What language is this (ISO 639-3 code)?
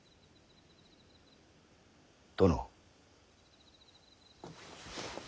jpn